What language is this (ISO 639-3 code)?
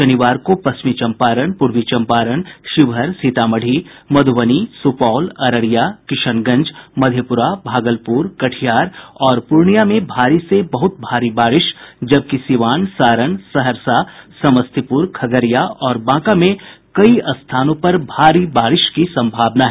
hin